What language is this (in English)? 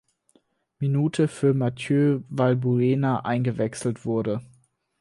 German